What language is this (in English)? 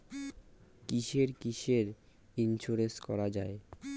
Bangla